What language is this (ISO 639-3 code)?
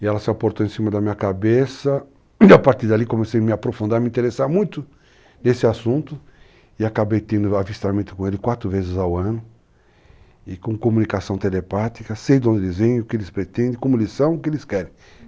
por